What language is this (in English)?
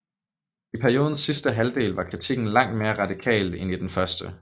Danish